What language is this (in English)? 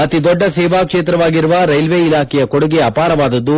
Kannada